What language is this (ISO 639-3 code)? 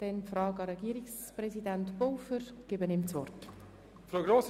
gsw